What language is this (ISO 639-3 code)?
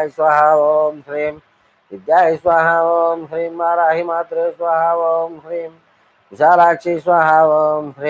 ind